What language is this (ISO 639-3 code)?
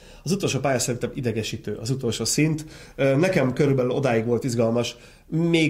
hun